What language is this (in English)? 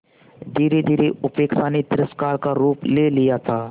Hindi